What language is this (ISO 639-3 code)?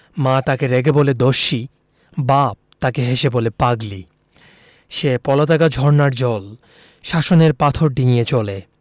ben